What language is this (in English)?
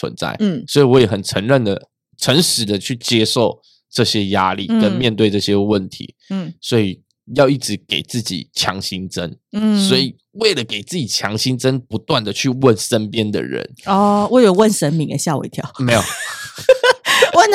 Chinese